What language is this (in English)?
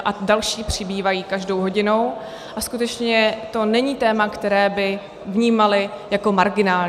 Czech